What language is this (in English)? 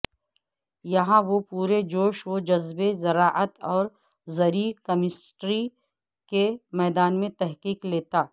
Urdu